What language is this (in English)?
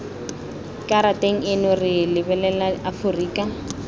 Tswana